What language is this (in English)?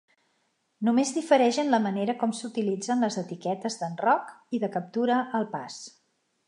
Catalan